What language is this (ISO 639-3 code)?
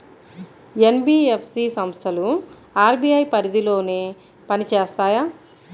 tel